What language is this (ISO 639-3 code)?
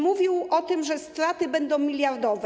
pol